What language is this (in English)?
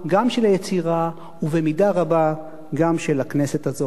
Hebrew